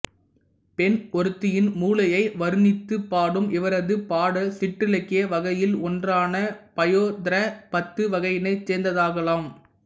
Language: Tamil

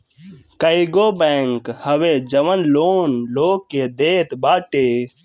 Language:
Bhojpuri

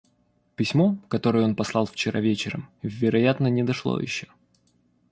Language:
Russian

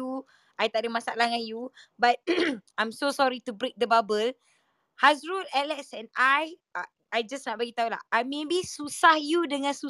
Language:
Malay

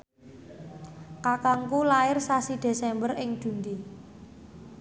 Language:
Javanese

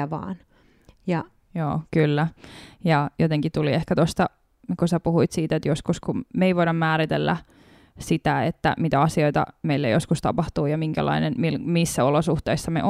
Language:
Finnish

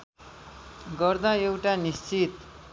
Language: Nepali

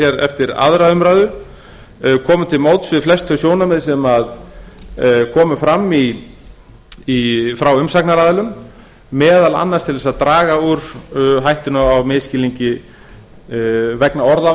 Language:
Icelandic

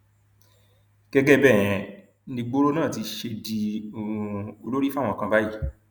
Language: Yoruba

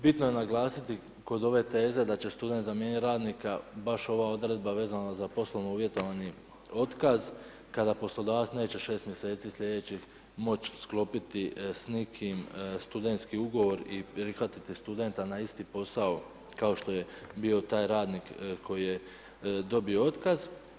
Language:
Croatian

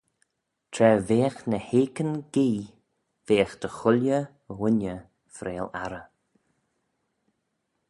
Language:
Manx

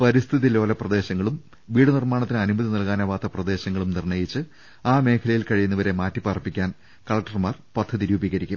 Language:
Malayalam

